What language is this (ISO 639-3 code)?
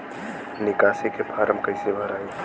bho